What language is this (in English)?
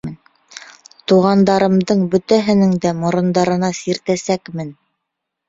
Bashkir